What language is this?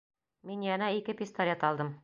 Bashkir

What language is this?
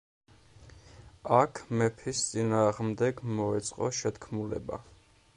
Georgian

